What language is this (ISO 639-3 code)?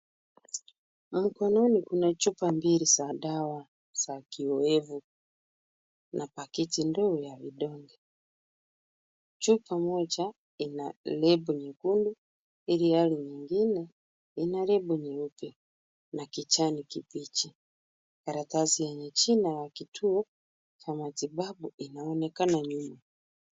swa